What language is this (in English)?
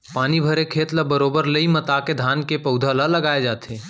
Chhattisgarhi